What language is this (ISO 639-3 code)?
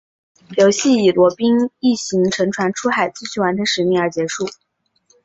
zho